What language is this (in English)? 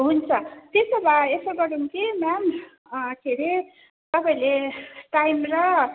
Nepali